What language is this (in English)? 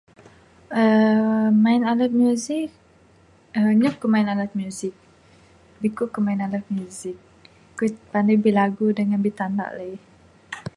Bukar-Sadung Bidayuh